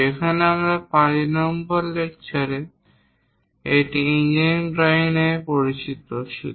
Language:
Bangla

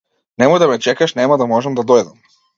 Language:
Macedonian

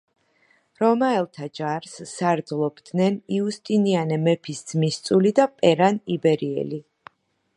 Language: Georgian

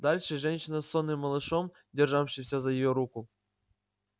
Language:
Russian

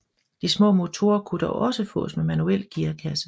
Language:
Danish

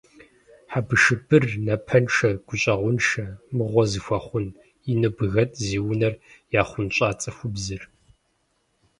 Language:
Kabardian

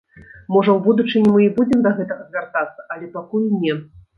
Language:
Belarusian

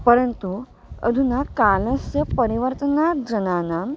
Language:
Sanskrit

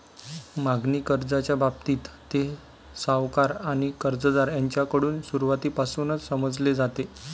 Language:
Marathi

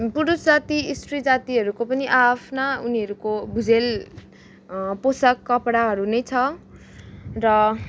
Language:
Nepali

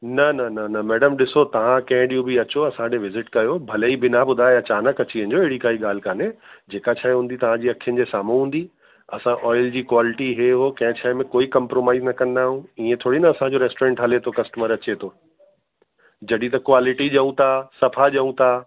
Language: Sindhi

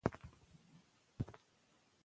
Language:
Pashto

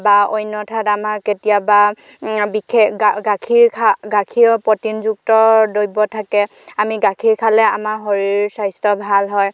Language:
Assamese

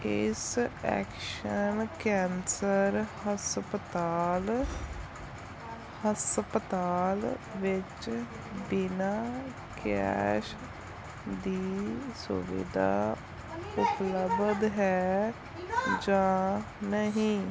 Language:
Punjabi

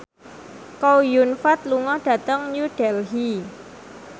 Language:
Javanese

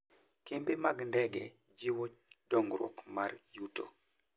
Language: Luo (Kenya and Tanzania)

